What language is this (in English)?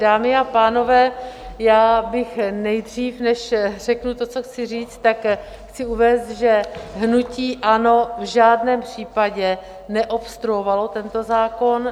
Czech